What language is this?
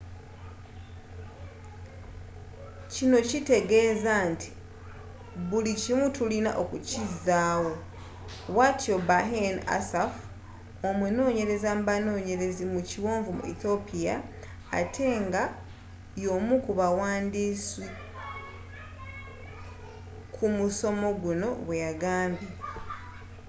Ganda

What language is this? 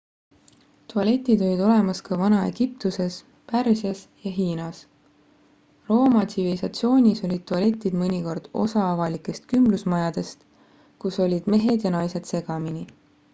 Estonian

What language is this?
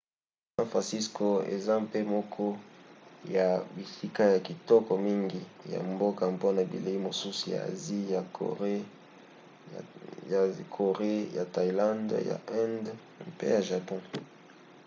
Lingala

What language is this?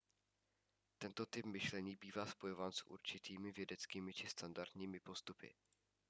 Czech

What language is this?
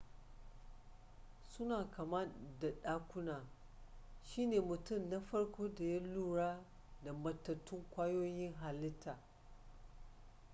Hausa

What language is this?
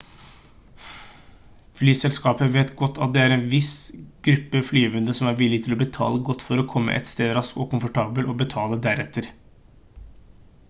Norwegian Bokmål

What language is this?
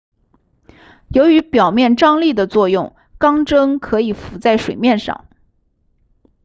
Chinese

